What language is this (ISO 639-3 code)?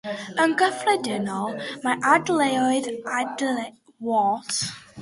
cym